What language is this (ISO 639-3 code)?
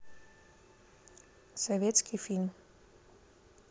rus